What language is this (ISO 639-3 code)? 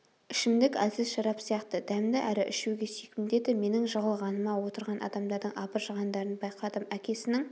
kaz